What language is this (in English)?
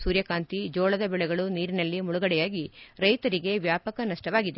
Kannada